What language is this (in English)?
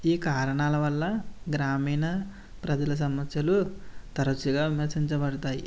Telugu